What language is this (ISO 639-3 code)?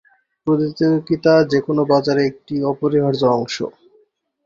ben